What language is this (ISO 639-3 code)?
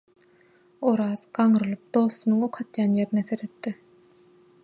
tuk